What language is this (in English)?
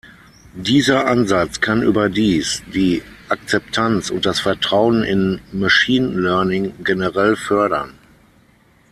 German